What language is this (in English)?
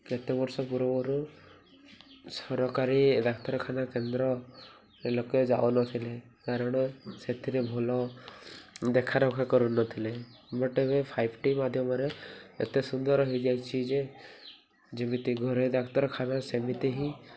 Odia